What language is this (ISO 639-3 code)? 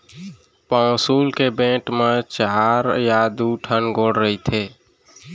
hne